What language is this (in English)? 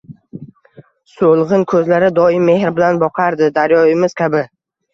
Uzbek